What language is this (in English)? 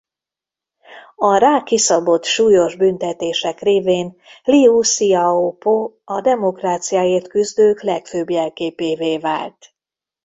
Hungarian